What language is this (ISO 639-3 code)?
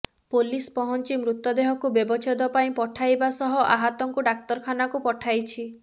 ori